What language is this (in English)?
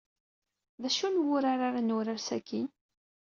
Kabyle